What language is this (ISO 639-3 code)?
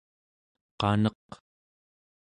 esu